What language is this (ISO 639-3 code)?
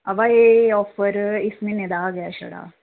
doi